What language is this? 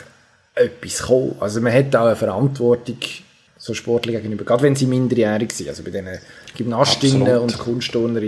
German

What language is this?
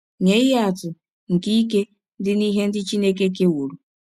Igbo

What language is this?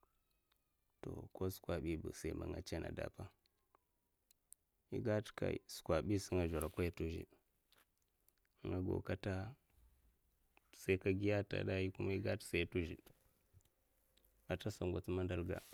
Mafa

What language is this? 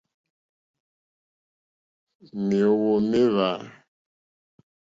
Mokpwe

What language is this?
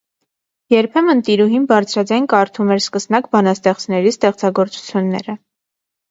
Armenian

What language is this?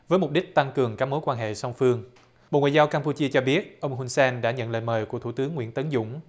Vietnamese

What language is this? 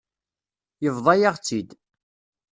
Kabyle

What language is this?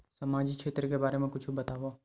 Chhattisgarhi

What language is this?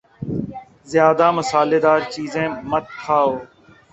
Urdu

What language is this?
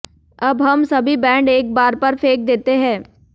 Hindi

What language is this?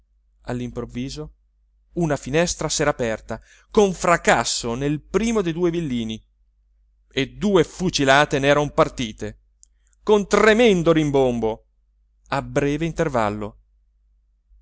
Italian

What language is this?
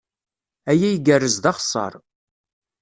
Kabyle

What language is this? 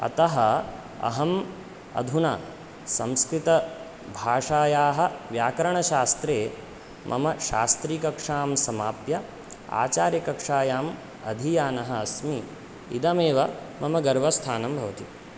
Sanskrit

